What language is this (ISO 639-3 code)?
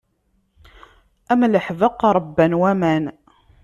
kab